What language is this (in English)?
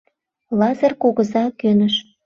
Mari